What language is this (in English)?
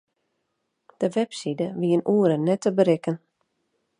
Western Frisian